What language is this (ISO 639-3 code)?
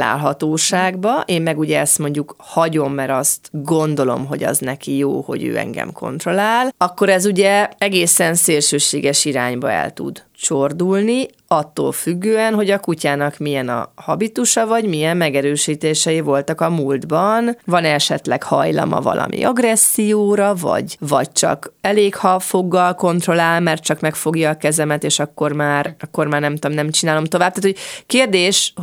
hun